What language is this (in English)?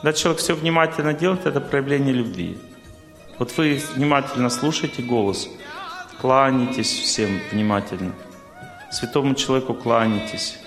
Russian